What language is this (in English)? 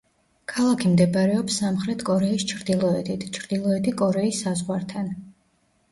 Georgian